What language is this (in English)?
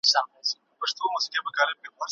Pashto